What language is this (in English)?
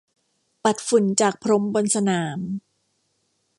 Thai